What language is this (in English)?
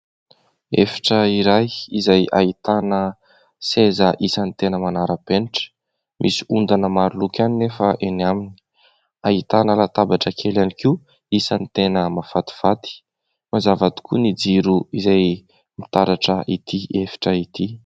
Malagasy